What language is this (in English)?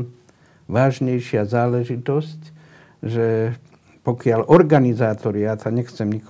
Slovak